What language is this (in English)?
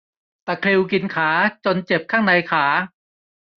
Thai